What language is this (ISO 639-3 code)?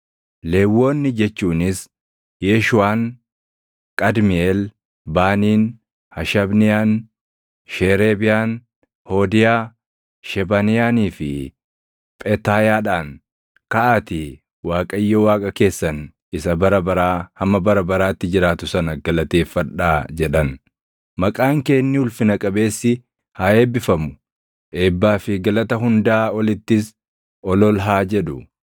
orm